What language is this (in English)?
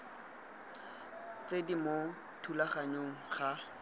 Tswana